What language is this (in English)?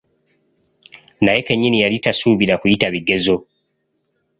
Ganda